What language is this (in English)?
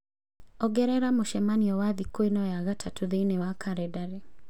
Kikuyu